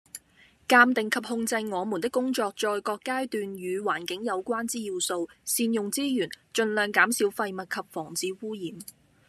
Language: Cantonese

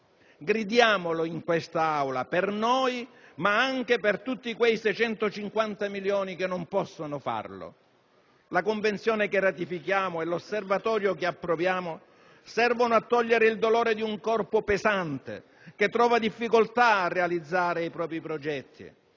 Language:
Italian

